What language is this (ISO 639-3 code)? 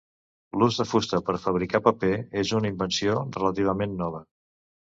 cat